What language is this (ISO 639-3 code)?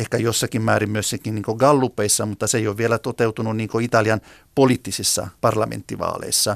fin